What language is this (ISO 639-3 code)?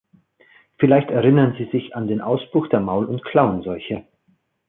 deu